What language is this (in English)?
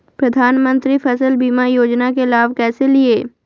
Magahi